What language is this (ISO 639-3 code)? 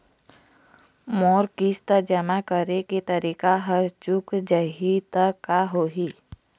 hne